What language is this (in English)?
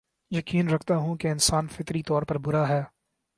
Urdu